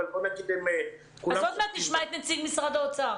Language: Hebrew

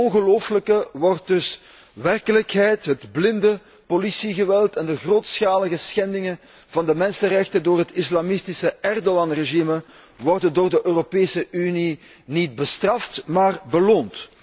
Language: Dutch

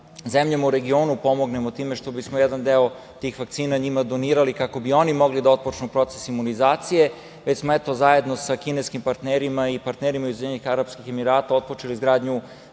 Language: Serbian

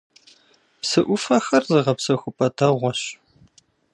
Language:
Kabardian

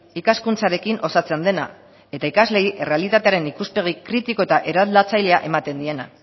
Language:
Basque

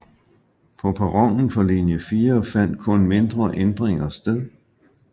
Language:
Danish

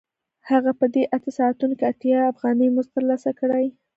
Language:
Pashto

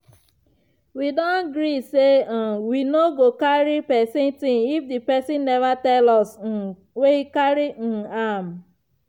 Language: Nigerian Pidgin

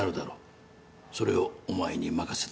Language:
Japanese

